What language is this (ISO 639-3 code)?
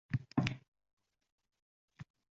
uzb